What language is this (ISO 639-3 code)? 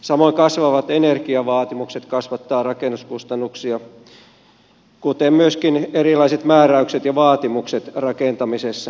fin